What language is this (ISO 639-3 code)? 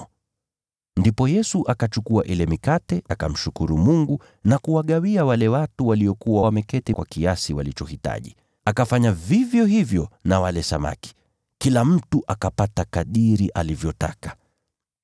swa